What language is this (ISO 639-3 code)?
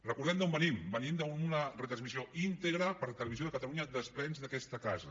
cat